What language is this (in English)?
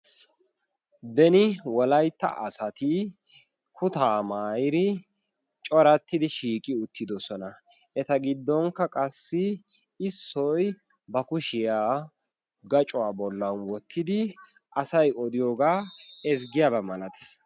Wolaytta